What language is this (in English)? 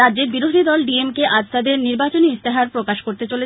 Bangla